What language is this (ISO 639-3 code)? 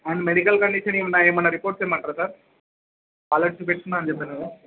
tel